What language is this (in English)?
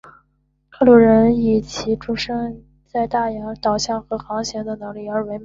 Chinese